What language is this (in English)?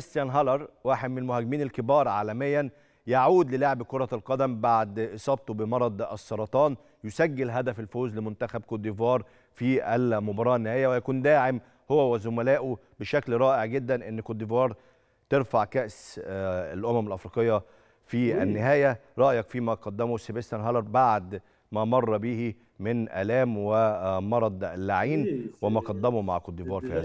Arabic